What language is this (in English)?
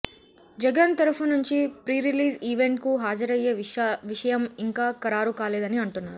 Telugu